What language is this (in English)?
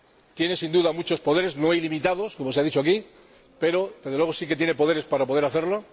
Spanish